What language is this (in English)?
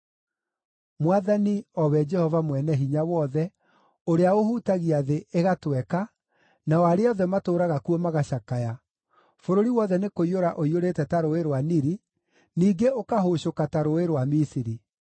Kikuyu